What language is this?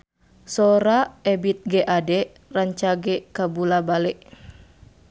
Sundanese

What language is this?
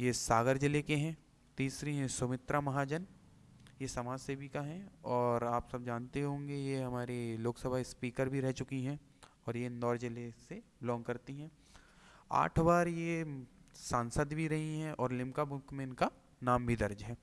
Hindi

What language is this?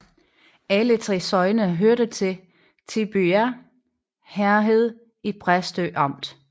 Danish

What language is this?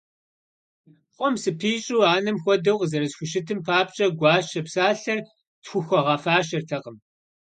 Kabardian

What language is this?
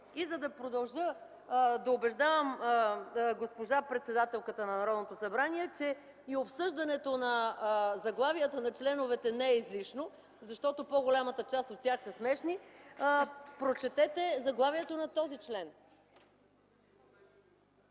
Bulgarian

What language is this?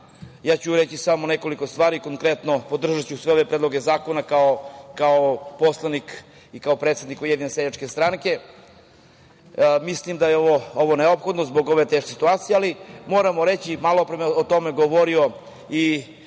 Serbian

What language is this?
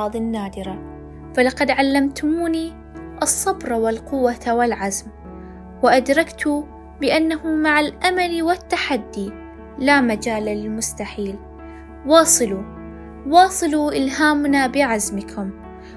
Arabic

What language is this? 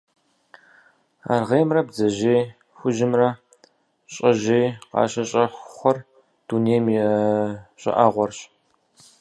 Kabardian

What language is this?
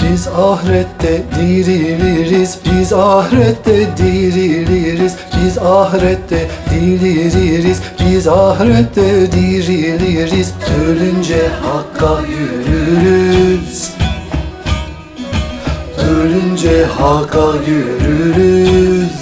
Turkish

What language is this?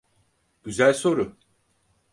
Turkish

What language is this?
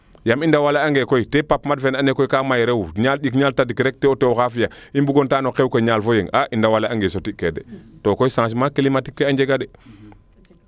Serer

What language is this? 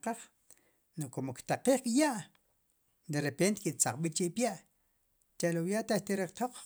Sipacapense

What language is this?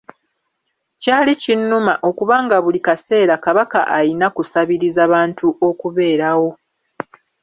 Ganda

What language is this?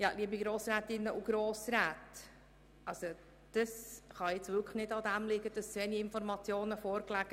Swiss German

